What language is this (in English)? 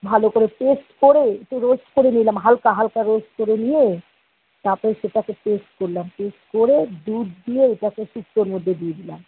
Bangla